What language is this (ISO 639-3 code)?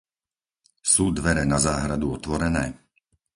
slk